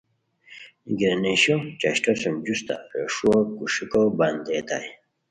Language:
Khowar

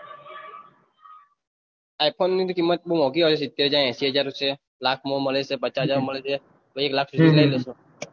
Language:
Gujarati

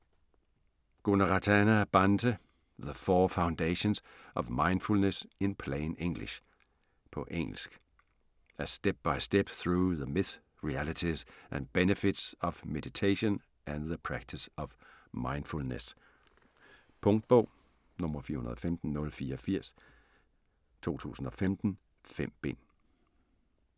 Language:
Danish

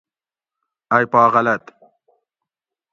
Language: Gawri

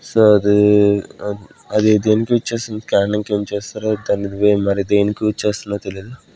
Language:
Telugu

